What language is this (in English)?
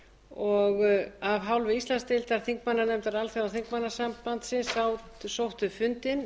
Icelandic